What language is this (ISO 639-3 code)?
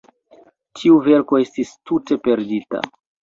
epo